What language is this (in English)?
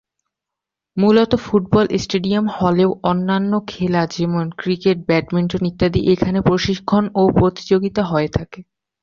Bangla